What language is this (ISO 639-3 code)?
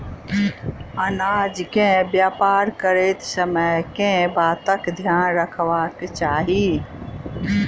mai